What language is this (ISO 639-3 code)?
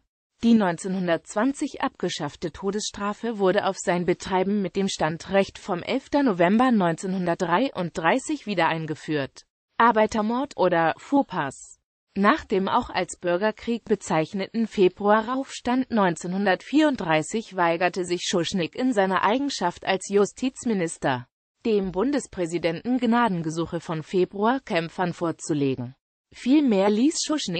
deu